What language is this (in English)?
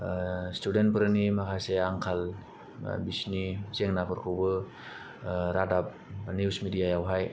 Bodo